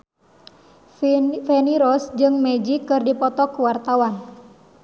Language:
Sundanese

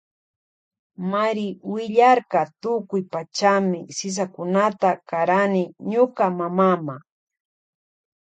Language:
Loja Highland Quichua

